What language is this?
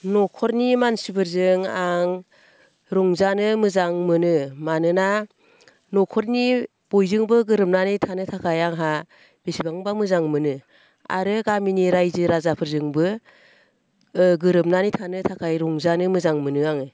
Bodo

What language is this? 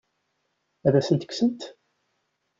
Kabyle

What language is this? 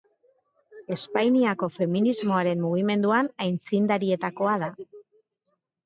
Basque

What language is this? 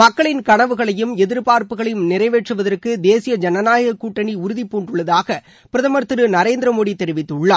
Tamil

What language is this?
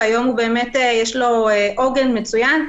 Hebrew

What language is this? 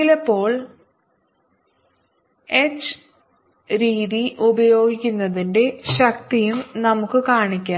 Malayalam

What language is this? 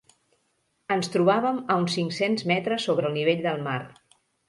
Catalan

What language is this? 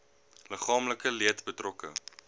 Afrikaans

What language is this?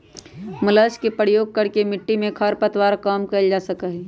Magahi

